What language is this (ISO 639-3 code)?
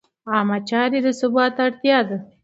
pus